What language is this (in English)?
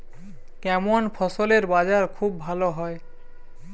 Bangla